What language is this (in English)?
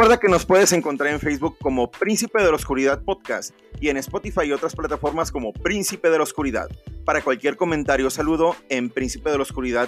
Spanish